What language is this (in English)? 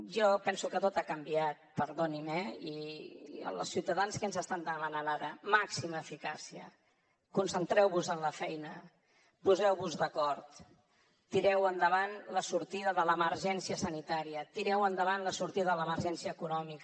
Catalan